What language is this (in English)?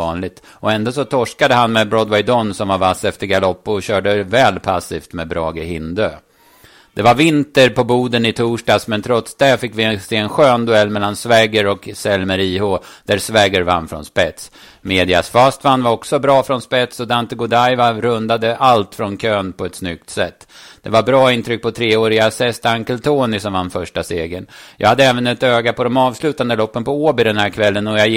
Swedish